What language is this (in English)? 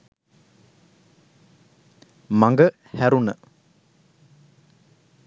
Sinhala